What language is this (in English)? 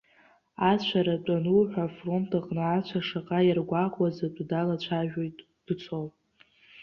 Abkhazian